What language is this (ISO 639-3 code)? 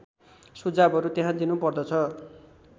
nep